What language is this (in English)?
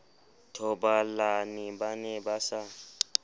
Southern Sotho